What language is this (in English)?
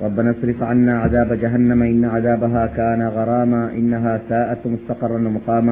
Malayalam